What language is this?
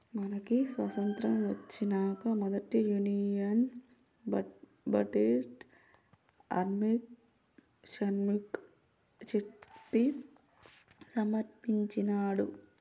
Telugu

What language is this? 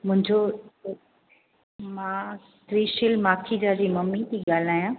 Sindhi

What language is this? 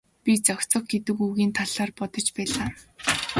Mongolian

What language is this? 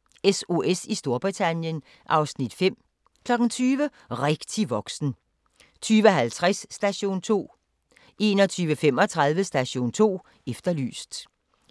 Danish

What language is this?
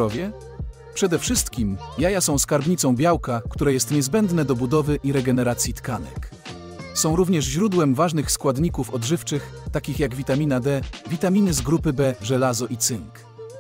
Polish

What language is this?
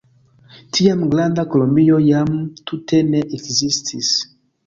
Esperanto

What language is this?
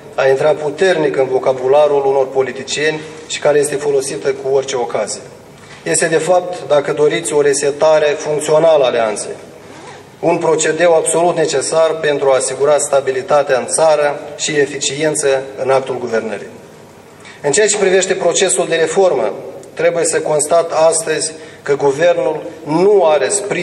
Romanian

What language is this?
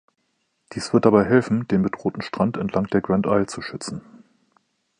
German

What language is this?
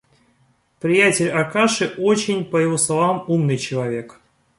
Russian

